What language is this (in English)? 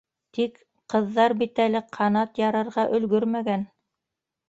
Bashkir